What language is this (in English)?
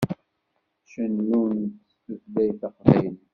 Kabyle